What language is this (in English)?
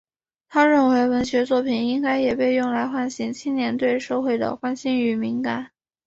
Chinese